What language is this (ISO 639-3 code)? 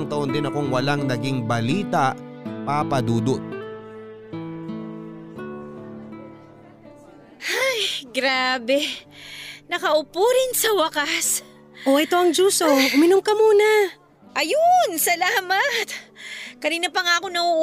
fil